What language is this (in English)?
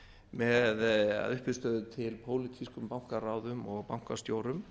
Icelandic